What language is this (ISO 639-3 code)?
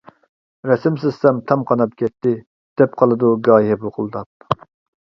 uig